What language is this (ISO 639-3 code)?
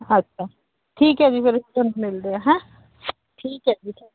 pan